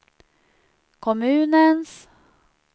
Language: Swedish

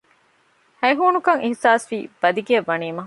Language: Divehi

